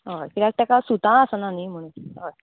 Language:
Konkani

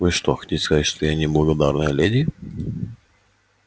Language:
Russian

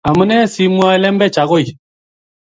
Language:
Kalenjin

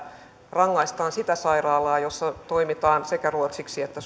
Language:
Finnish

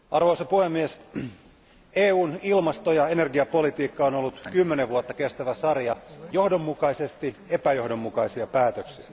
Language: Finnish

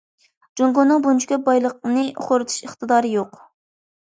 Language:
Uyghur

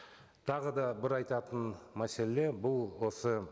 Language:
Kazakh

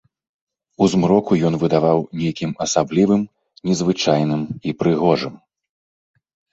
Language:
Belarusian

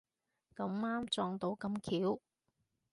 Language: Cantonese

